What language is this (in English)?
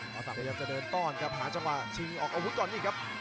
Thai